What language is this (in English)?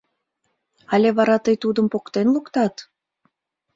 Mari